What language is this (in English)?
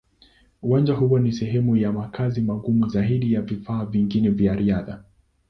Swahili